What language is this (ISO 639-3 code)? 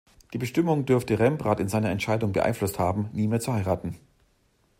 deu